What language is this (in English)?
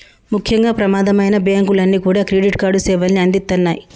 Telugu